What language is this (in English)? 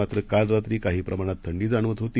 Marathi